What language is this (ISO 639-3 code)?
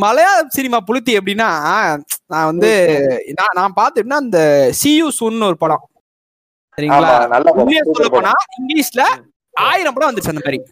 tam